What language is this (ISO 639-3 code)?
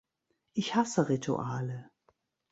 deu